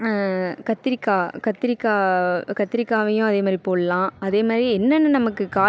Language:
Tamil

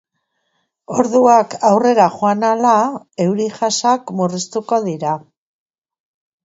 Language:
Basque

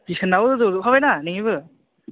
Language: Bodo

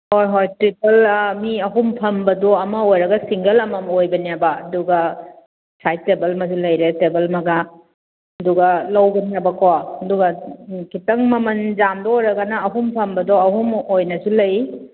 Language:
Manipuri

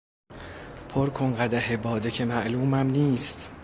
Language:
Persian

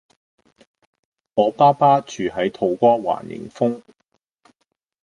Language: Cantonese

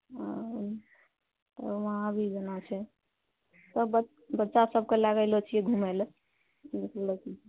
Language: Maithili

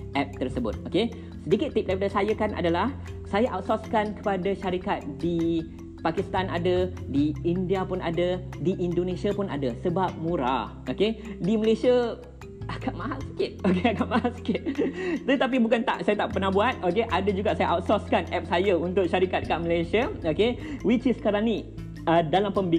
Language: Malay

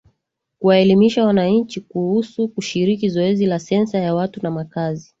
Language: Swahili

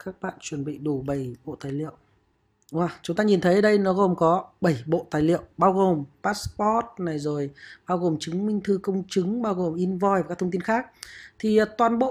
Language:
Vietnamese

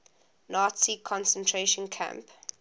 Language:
English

